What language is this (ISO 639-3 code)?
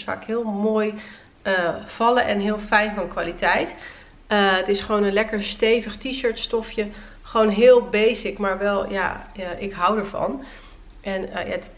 nld